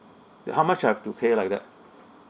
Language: English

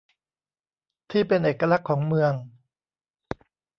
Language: Thai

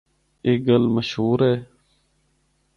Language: Northern Hindko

